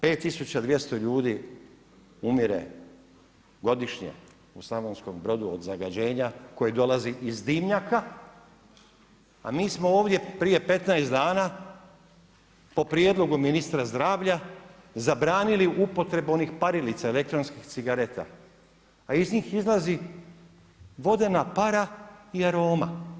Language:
Croatian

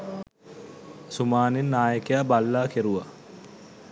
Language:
Sinhala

